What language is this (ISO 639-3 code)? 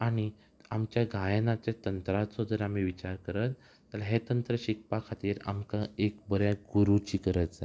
kok